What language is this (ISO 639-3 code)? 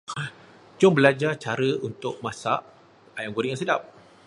msa